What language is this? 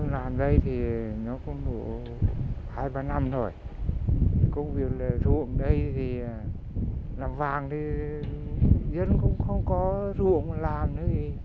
Vietnamese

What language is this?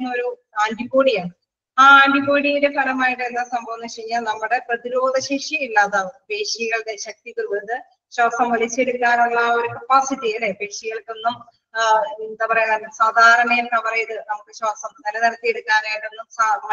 Malayalam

